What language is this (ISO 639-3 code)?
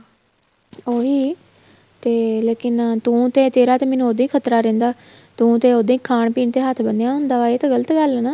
pan